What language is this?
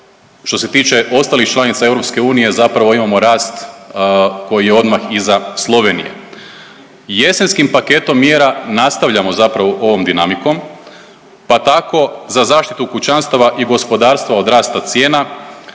Croatian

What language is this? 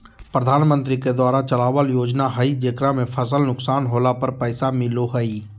Magahi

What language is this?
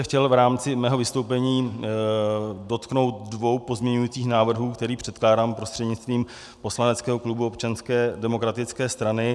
Czech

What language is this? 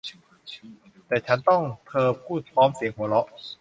Thai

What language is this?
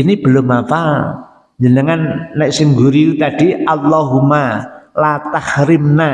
Indonesian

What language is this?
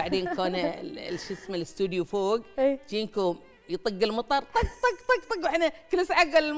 Arabic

